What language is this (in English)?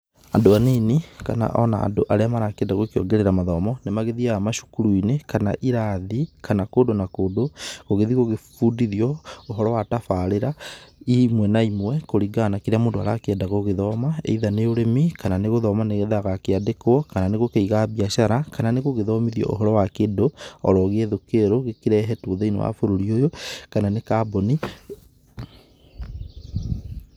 Kikuyu